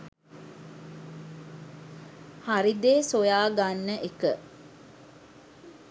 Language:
Sinhala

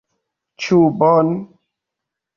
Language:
Esperanto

